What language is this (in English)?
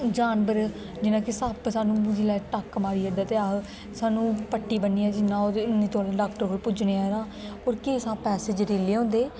Dogri